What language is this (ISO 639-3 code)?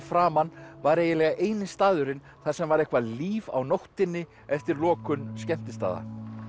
isl